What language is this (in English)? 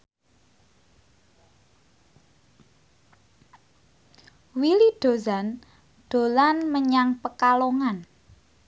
Javanese